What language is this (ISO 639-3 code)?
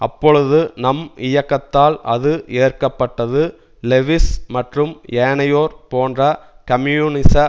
tam